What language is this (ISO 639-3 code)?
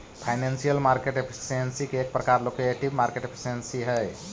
mag